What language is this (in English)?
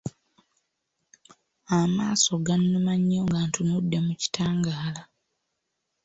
Ganda